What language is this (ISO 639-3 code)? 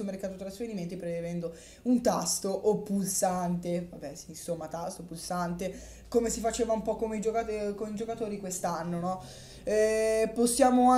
ita